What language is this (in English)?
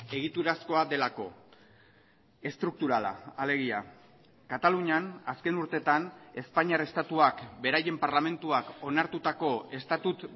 Basque